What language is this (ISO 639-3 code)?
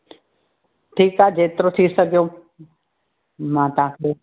snd